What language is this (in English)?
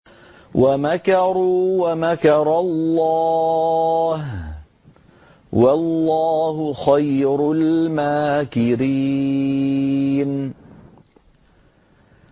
Arabic